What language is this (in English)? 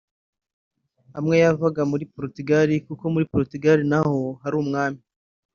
Kinyarwanda